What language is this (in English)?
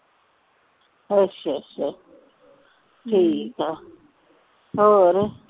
Punjabi